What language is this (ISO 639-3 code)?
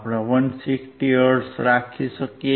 guj